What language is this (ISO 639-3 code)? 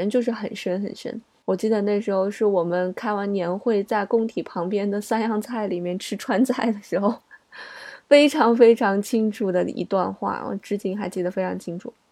zho